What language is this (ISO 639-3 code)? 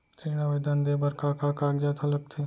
hne